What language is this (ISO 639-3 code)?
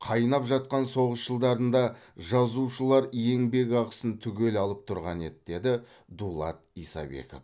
kaz